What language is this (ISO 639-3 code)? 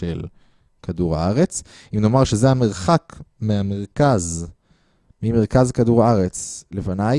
heb